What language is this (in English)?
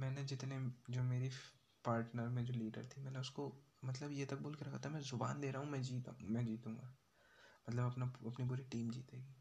Hindi